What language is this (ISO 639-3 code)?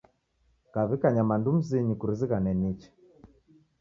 dav